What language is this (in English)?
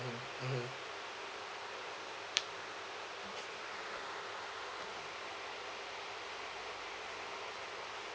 English